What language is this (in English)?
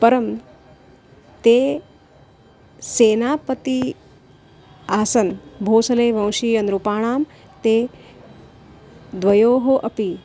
Sanskrit